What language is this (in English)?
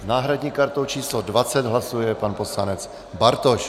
Czech